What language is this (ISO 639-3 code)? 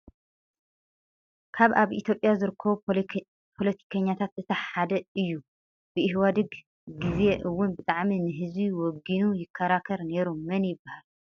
tir